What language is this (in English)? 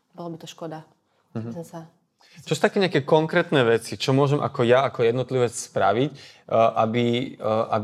Slovak